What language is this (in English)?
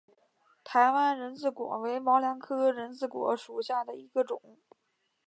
Chinese